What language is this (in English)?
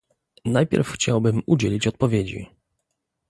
Polish